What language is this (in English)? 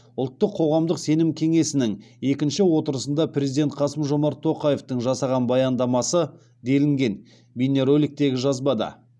Kazakh